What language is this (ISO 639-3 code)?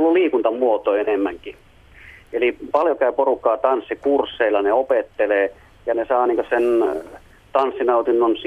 fin